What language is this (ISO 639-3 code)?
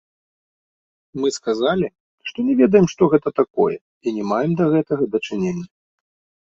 bel